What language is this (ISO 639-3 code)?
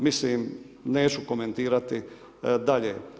hrv